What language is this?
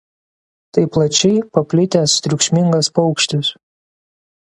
Lithuanian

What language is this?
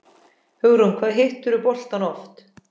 Icelandic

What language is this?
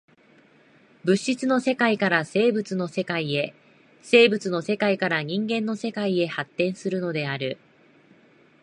Japanese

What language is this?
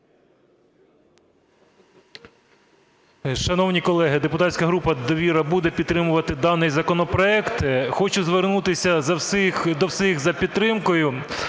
Ukrainian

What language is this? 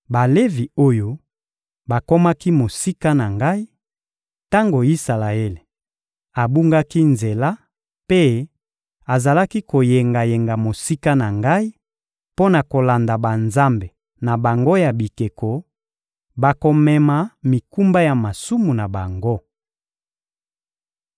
Lingala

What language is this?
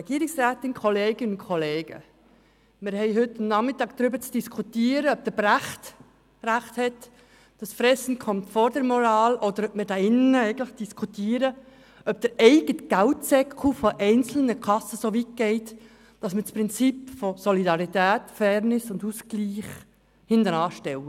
Swiss German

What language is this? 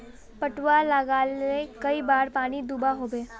Magahi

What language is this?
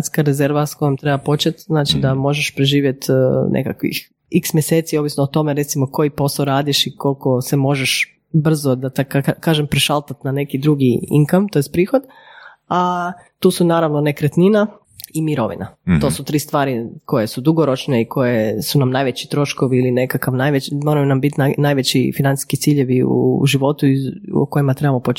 Croatian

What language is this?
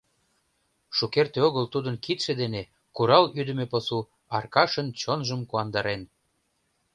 Mari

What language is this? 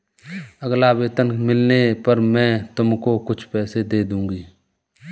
Hindi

